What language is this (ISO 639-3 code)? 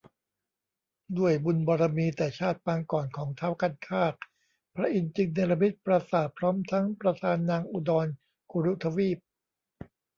tha